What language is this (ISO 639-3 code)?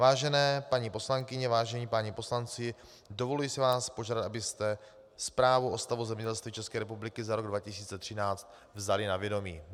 ces